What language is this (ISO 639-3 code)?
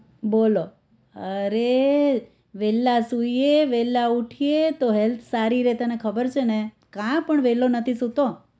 guj